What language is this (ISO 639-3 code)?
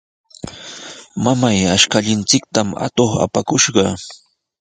qws